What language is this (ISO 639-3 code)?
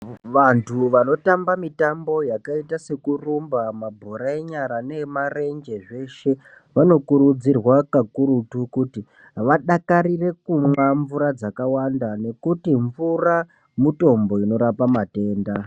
ndc